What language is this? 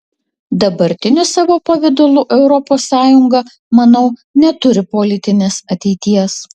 Lithuanian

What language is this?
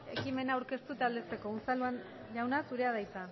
Basque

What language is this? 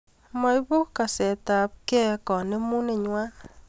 Kalenjin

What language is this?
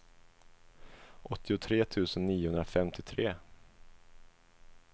Swedish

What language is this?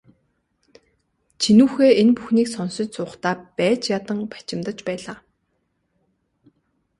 Mongolian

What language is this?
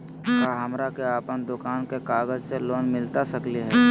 Magahi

